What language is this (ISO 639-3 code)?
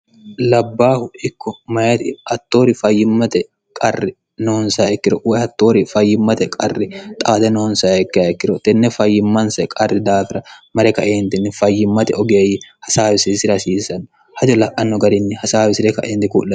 sid